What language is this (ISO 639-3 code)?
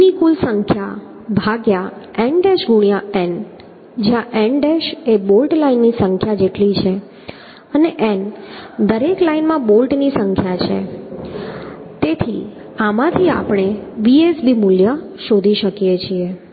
guj